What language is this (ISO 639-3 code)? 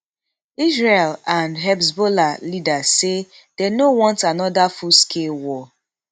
pcm